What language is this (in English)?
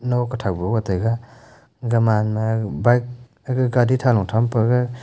Wancho Naga